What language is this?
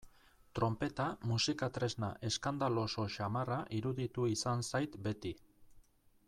Basque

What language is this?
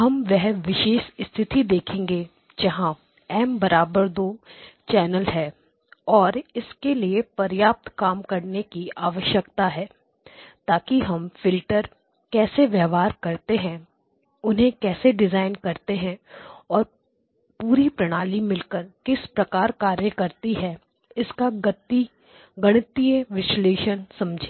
Hindi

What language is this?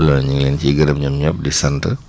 Wolof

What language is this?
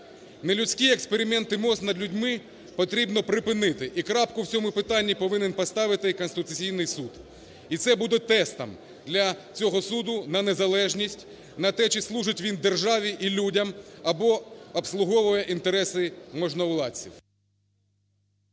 Ukrainian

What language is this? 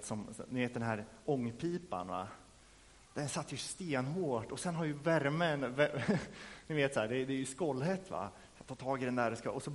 Swedish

